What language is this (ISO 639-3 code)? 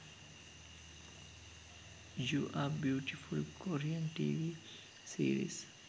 sin